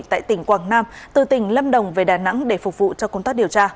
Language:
Vietnamese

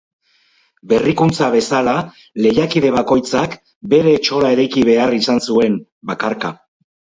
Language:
Basque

